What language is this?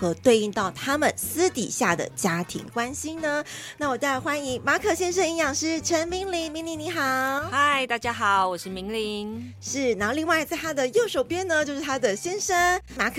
Chinese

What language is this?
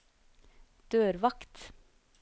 Norwegian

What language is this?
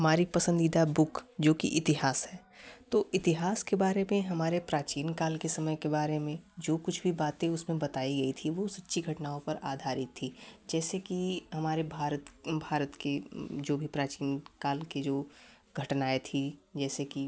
Hindi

